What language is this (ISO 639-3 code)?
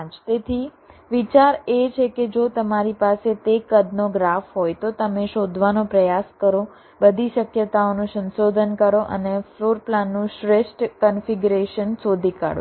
guj